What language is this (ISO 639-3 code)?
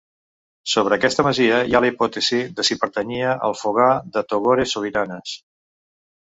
cat